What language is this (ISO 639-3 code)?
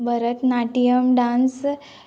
kok